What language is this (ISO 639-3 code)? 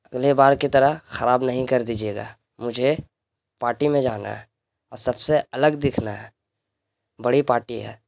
urd